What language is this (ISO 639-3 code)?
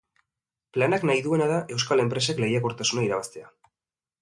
eus